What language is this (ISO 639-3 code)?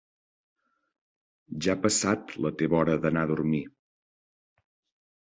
cat